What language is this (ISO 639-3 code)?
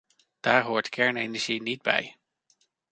nld